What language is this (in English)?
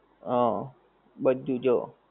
Gujarati